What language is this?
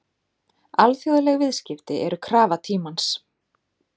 Icelandic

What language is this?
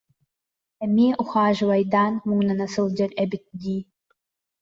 Yakut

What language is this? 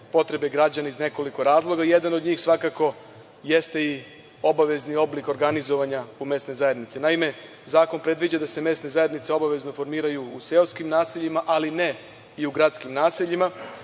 Serbian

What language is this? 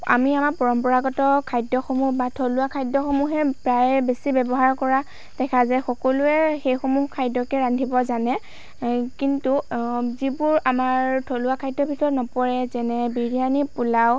Assamese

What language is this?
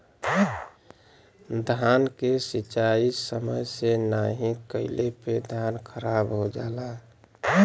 Bhojpuri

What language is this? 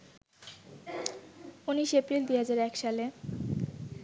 Bangla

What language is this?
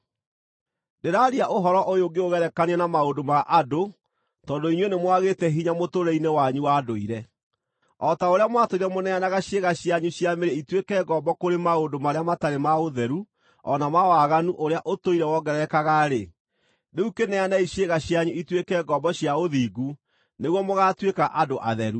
Kikuyu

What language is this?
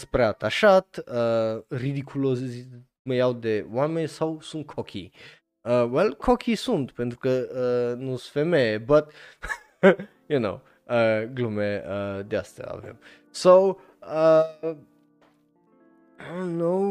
Romanian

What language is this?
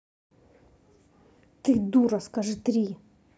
Russian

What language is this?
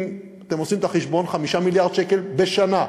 Hebrew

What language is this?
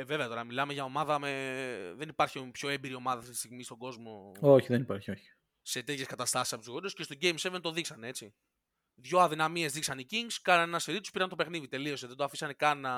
Greek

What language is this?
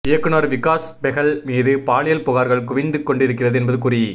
Tamil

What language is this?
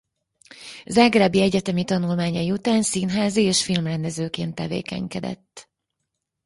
Hungarian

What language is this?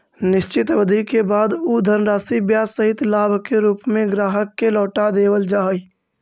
Magahi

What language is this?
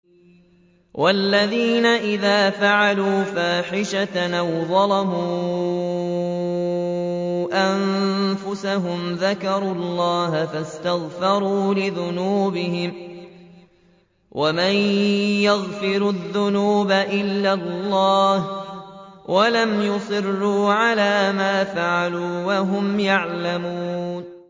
Arabic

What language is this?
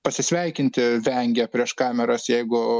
Lithuanian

